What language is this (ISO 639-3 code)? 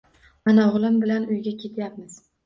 uzb